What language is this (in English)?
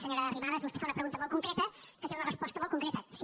Catalan